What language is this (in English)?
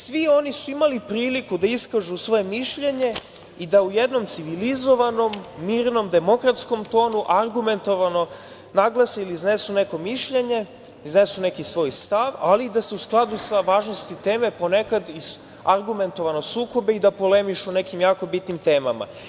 Serbian